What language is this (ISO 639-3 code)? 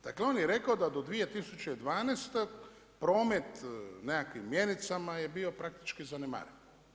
hrv